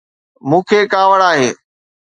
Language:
Sindhi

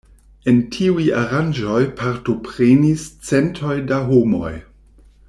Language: Esperanto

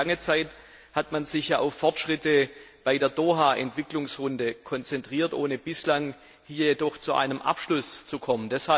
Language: German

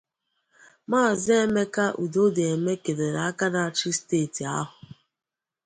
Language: Igbo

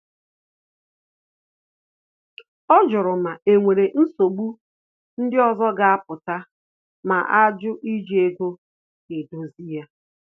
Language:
Igbo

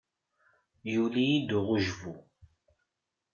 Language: Kabyle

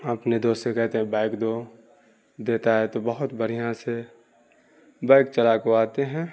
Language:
Urdu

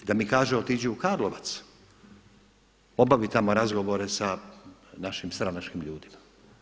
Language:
Croatian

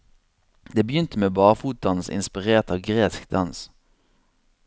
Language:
Norwegian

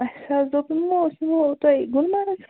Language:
Kashmiri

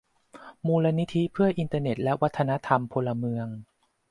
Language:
Thai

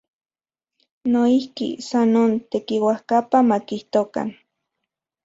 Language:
Central Puebla Nahuatl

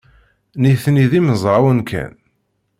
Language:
Kabyle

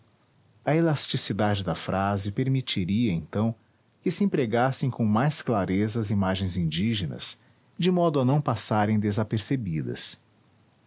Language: Portuguese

